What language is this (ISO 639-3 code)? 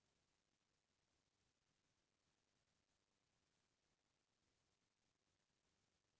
hne